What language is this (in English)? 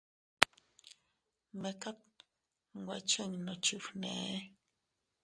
Teutila Cuicatec